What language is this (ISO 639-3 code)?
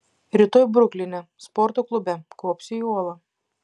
lit